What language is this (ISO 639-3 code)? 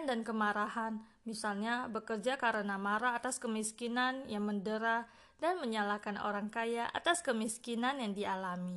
ind